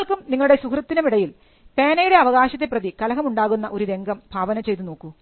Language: Malayalam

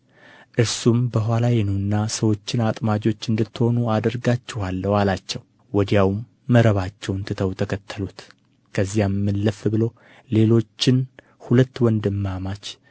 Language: Amharic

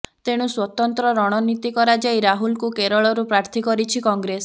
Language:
Odia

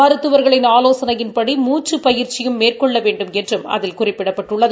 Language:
Tamil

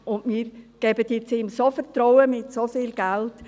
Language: Swiss German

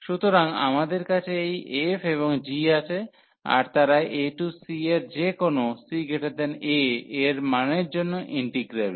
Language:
Bangla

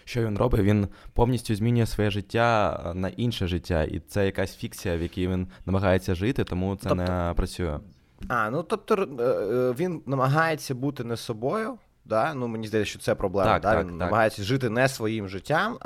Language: Ukrainian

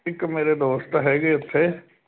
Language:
Punjabi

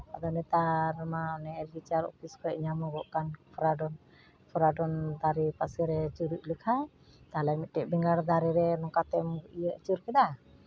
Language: Santali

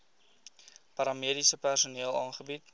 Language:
Afrikaans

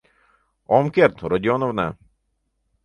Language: Mari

